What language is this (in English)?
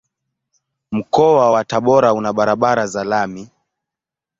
Swahili